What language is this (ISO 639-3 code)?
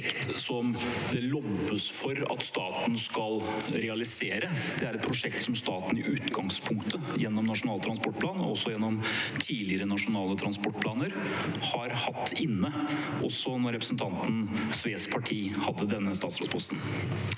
nor